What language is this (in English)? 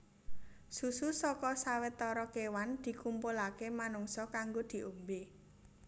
Javanese